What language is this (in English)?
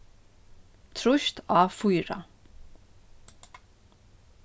Faroese